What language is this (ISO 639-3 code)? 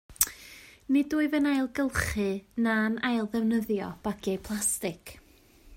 cym